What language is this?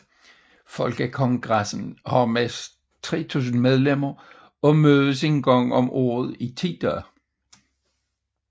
Danish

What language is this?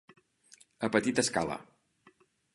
Catalan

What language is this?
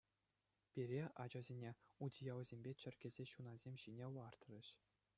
Chuvash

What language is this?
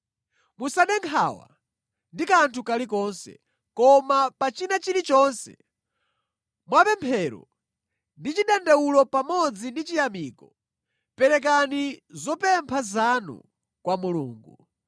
Nyanja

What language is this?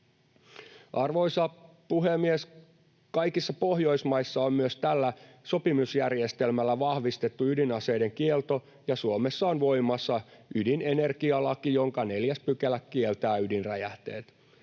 Finnish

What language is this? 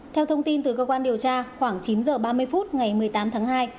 Vietnamese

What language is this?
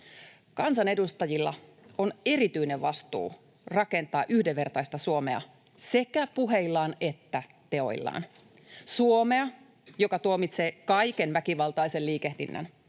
Finnish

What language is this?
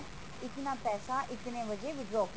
Punjabi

